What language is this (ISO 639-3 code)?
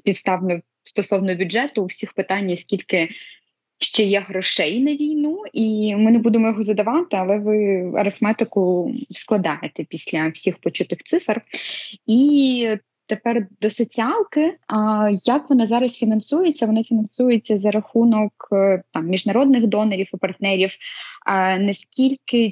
ukr